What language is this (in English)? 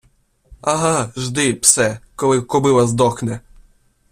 Ukrainian